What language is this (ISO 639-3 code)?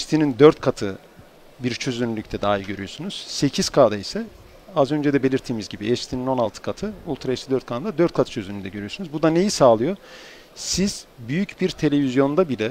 tur